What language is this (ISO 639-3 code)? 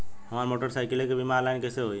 bho